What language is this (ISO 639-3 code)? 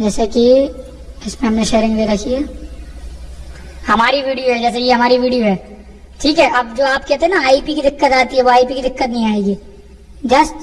hin